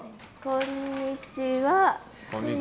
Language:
Japanese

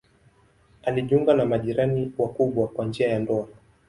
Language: Swahili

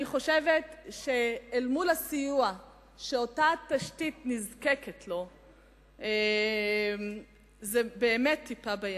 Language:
Hebrew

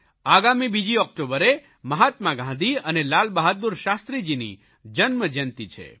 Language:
Gujarati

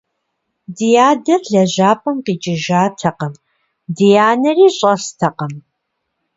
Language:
Kabardian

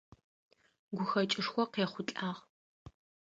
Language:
Adyghe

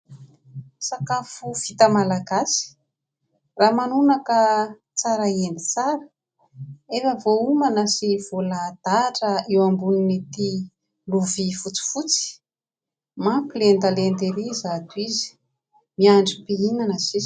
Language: Malagasy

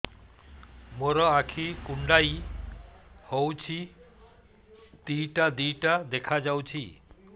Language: Odia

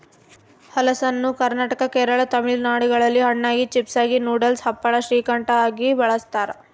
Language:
Kannada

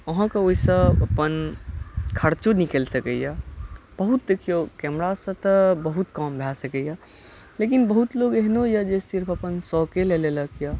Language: Maithili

